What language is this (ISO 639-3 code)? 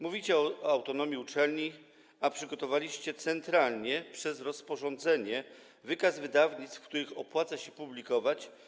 pol